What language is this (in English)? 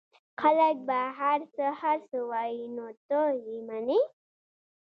Pashto